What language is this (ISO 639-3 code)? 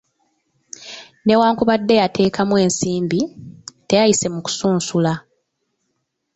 lug